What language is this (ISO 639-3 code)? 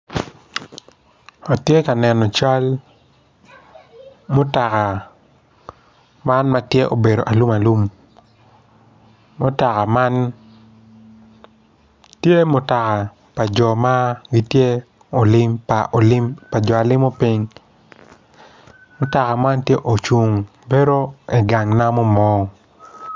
ach